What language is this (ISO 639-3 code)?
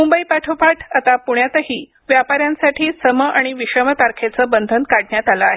mar